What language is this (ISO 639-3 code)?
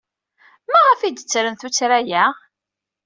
kab